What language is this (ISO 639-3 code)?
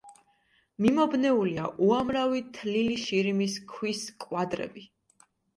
kat